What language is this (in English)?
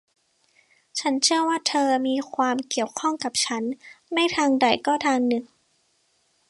Thai